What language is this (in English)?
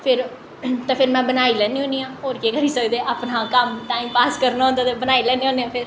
Dogri